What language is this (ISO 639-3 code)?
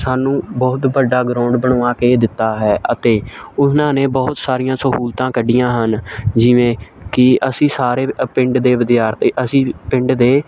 pan